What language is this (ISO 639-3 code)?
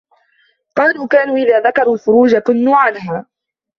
ara